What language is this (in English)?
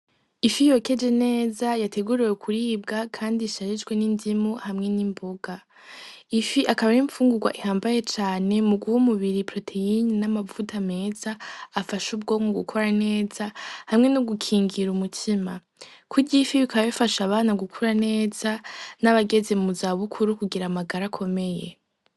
Rundi